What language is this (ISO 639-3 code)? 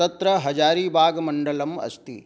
san